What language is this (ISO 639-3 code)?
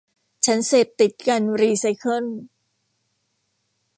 tha